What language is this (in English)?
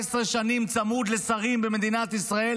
Hebrew